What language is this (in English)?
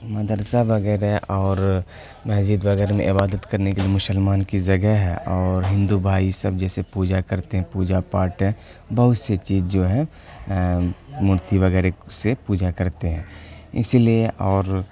Urdu